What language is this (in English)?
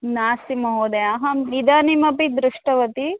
Sanskrit